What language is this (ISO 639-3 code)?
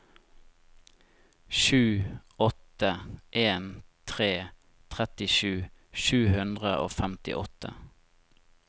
nor